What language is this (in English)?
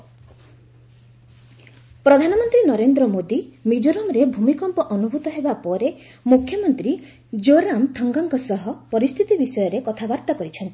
Odia